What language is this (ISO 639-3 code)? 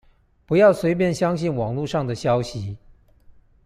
zho